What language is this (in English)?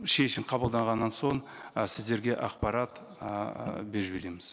Kazakh